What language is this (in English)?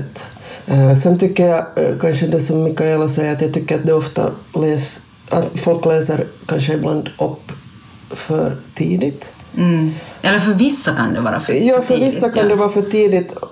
Swedish